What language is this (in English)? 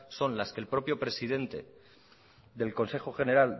Spanish